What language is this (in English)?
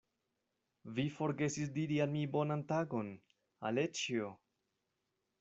Esperanto